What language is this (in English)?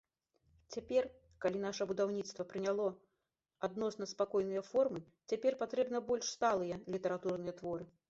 Belarusian